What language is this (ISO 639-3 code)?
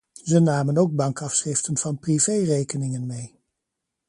nld